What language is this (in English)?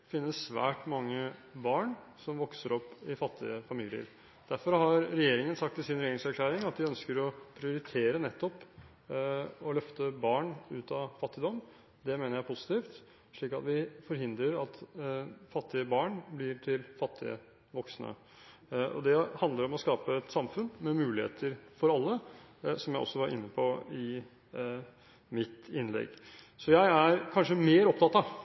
Norwegian Bokmål